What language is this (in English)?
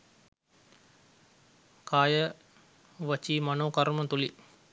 Sinhala